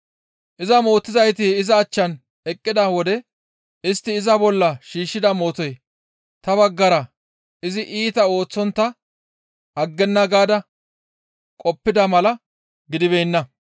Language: Gamo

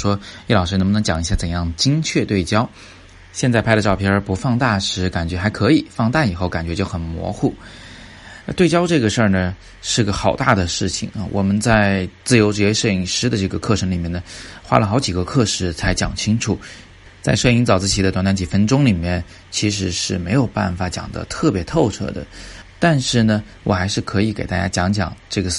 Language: Chinese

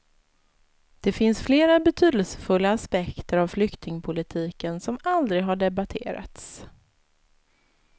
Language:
Swedish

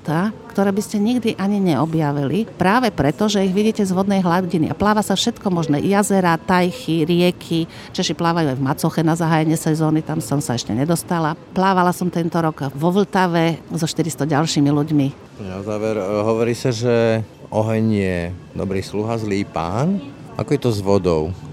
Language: Slovak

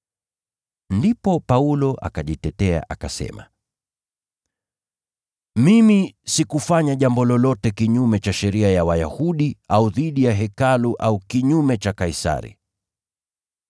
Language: Swahili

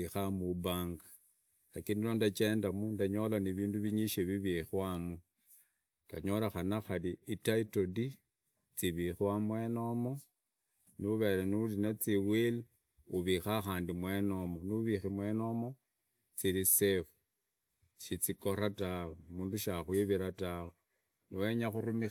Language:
Idakho-Isukha-Tiriki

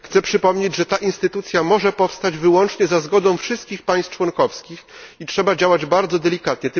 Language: Polish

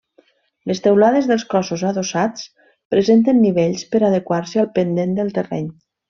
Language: Catalan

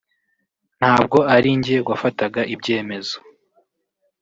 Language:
Kinyarwanda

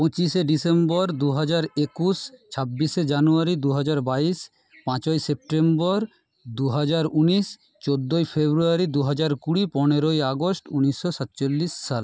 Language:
Bangla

